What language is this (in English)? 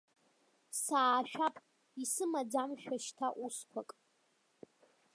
Abkhazian